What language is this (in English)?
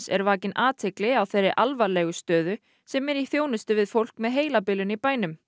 Icelandic